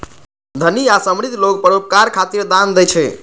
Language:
Maithili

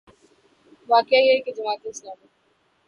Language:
Urdu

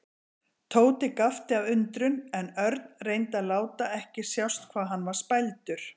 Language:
Icelandic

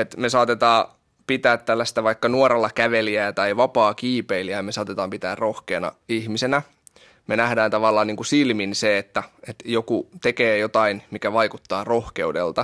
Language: Finnish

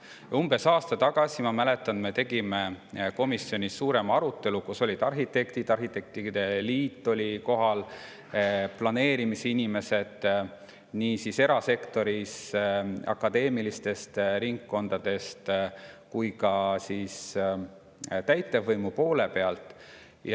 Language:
Estonian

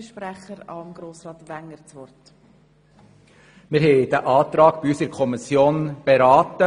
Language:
Swiss German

